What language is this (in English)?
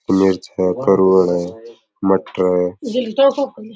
Rajasthani